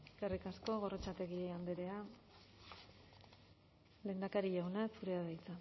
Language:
Basque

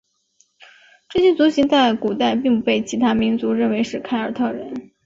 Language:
Chinese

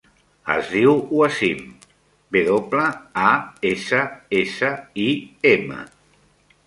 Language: Catalan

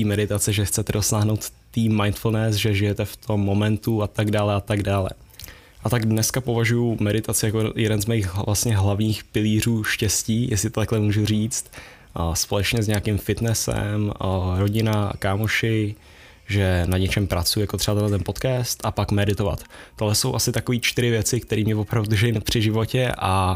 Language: Czech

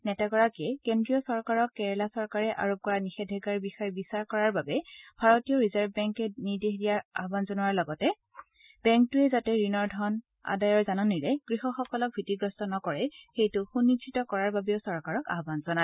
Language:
Assamese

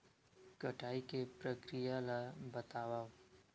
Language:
Chhattisgarhi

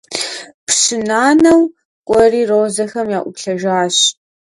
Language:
Kabardian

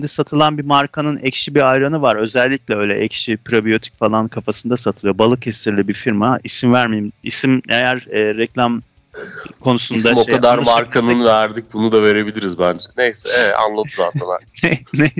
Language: Turkish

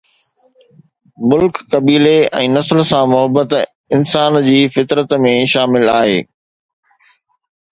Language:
Sindhi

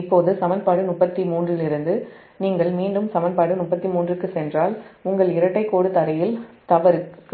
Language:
Tamil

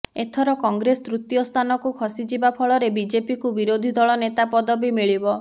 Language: Odia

